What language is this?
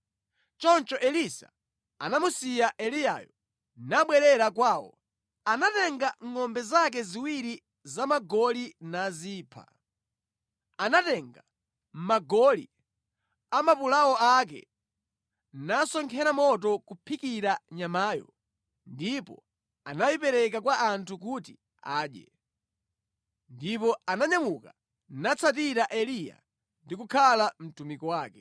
Nyanja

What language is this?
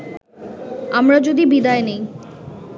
Bangla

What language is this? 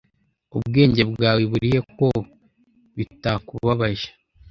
Kinyarwanda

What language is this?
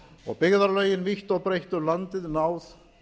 Icelandic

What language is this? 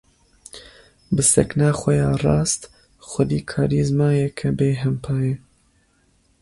Kurdish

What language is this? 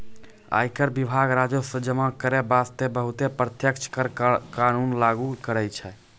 Maithili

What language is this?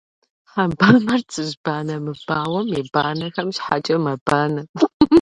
Kabardian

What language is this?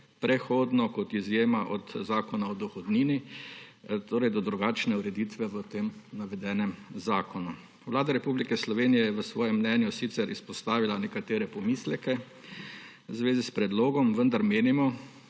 Slovenian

